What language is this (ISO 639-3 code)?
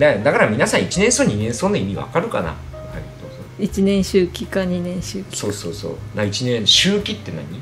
jpn